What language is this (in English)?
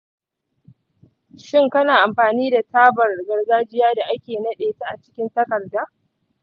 Hausa